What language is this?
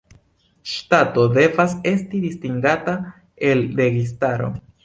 Esperanto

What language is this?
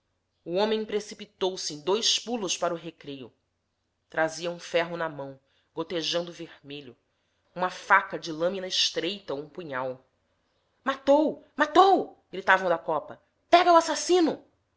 Portuguese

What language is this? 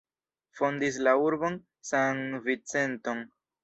Esperanto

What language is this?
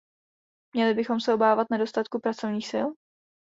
Czech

